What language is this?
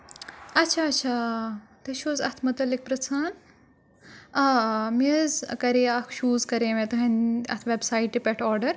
Kashmiri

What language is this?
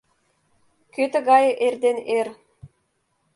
Mari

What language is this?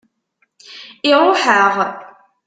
Kabyle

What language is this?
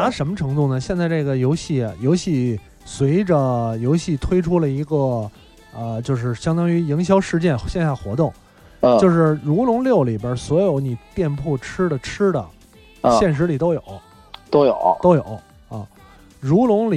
Chinese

